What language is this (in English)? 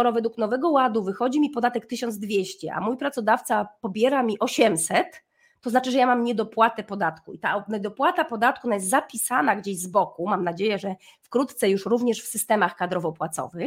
Polish